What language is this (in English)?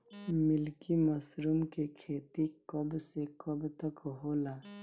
Bhojpuri